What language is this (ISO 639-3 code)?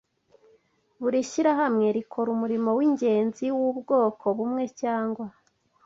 kin